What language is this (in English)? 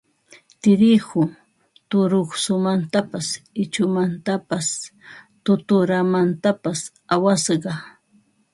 Ambo-Pasco Quechua